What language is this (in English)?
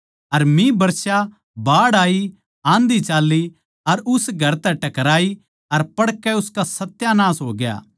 Haryanvi